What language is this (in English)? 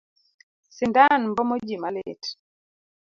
Luo (Kenya and Tanzania)